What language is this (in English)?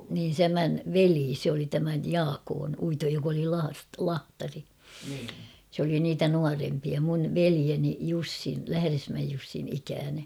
Finnish